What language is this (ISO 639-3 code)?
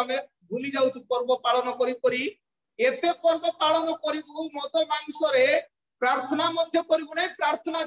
ind